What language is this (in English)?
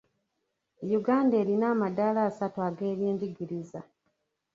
Ganda